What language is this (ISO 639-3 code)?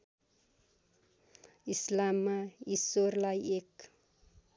nep